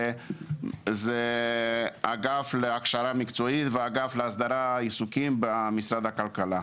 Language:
Hebrew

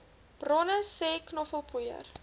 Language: Afrikaans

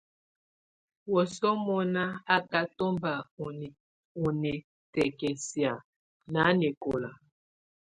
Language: Tunen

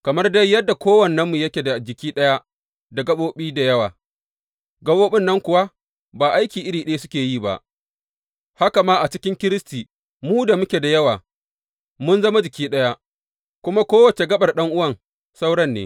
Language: Hausa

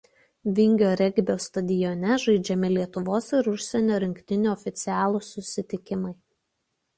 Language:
Lithuanian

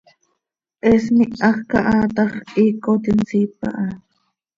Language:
Seri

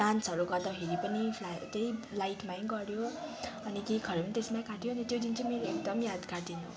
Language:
Nepali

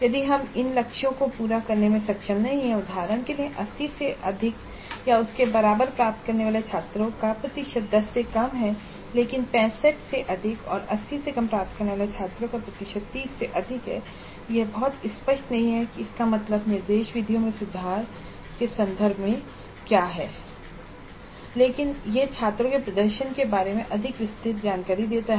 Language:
Hindi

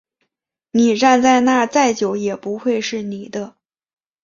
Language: Chinese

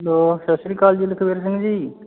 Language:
Punjabi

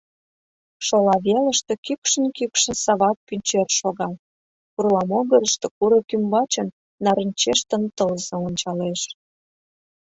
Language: Mari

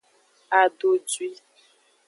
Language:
Aja (Benin)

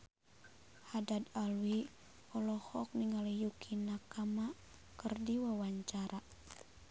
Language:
Sundanese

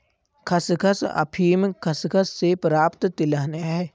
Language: Hindi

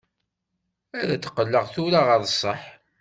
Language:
Kabyle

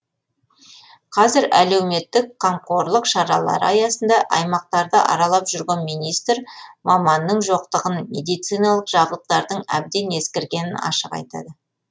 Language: Kazakh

